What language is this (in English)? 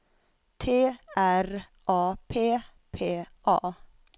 Swedish